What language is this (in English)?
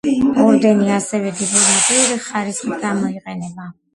Georgian